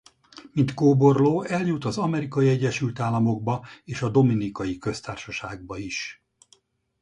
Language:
Hungarian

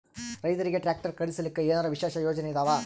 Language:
Kannada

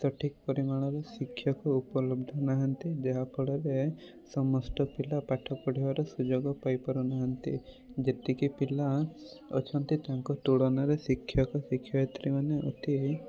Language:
Odia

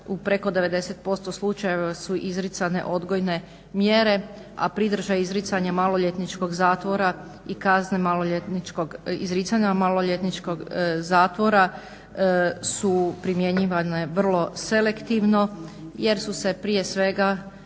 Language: Croatian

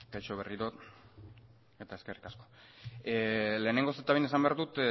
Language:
Basque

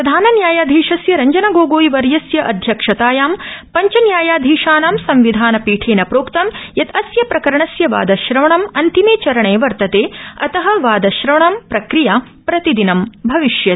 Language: Sanskrit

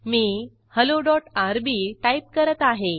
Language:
Marathi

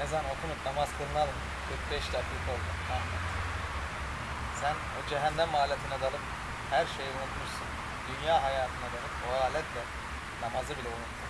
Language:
Turkish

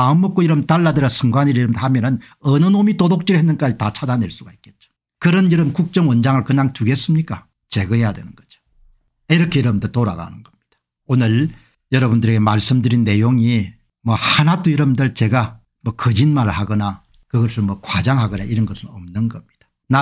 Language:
Korean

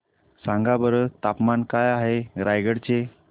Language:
Marathi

